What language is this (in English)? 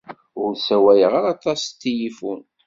Kabyle